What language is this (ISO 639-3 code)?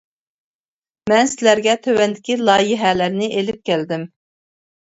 uig